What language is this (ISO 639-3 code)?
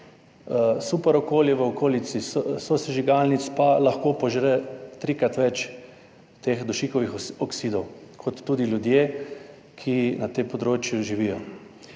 slv